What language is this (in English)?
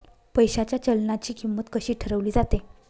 Marathi